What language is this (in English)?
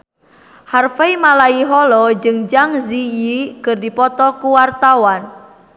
Sundanese